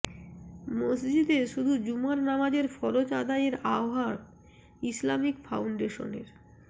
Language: Bangla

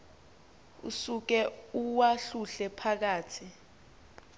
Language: Xhosa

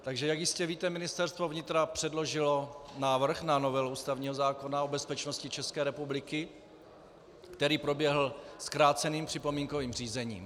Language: Czech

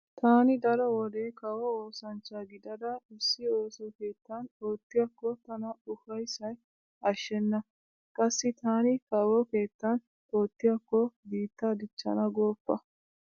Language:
Wolaytta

